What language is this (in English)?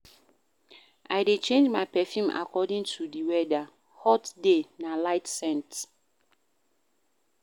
Nigerian Pidgin